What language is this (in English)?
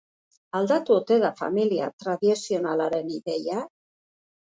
Basque